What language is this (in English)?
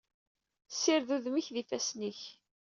Kabyle